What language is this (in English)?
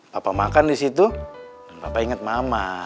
Indonesian